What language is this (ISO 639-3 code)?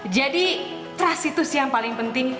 ind